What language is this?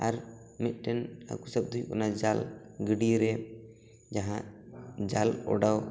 Santali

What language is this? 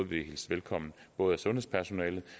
Danish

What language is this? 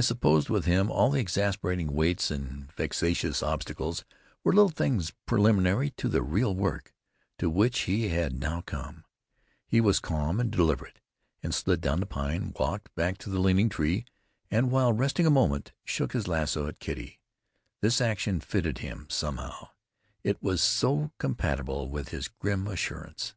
English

